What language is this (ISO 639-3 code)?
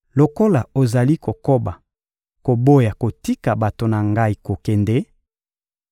lin